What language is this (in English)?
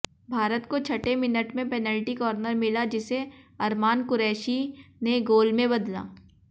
Hindi